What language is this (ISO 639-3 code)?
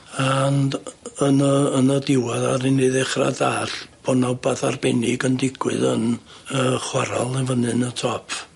cym